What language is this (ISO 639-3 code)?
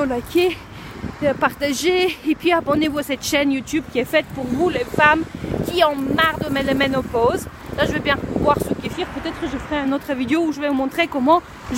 fra